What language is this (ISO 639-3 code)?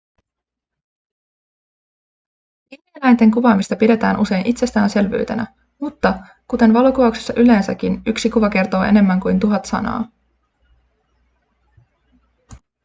fin